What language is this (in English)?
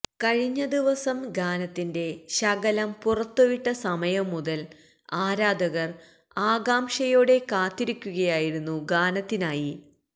Malayalam